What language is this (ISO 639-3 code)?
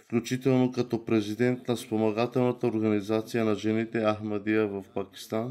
bul